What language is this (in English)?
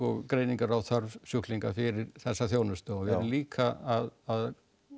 Icelandic